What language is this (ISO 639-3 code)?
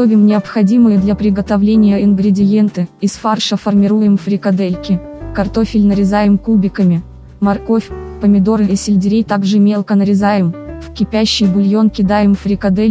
rus